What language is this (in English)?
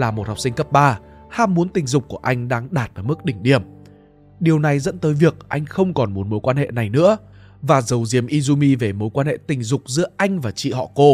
Vietnamese